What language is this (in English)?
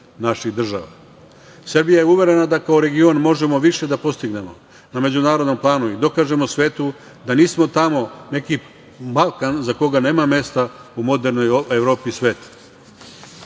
Serbian